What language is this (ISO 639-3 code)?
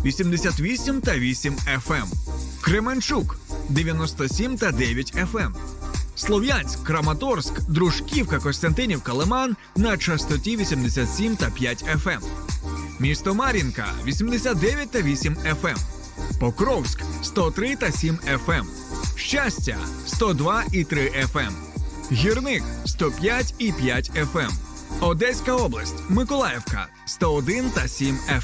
ukr